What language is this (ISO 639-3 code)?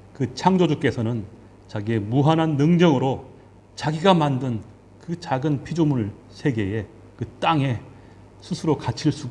kor